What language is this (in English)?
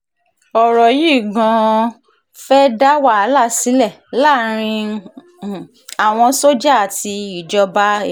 Yoruba